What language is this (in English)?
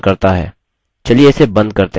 Hindi